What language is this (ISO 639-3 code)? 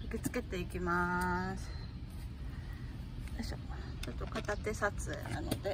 jpn